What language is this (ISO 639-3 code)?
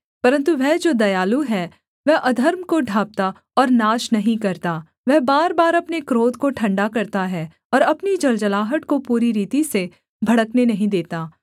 hin